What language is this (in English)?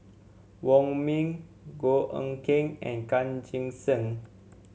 English